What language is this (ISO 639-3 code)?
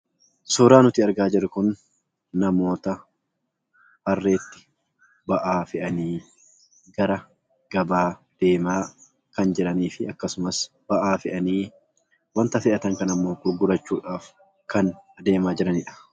orm